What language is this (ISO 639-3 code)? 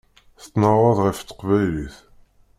kab